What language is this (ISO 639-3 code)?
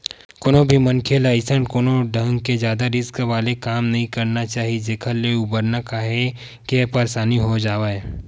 hne